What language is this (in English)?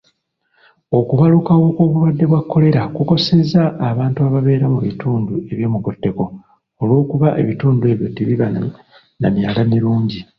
Ganda